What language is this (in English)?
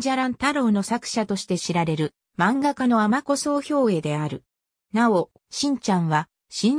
Japanese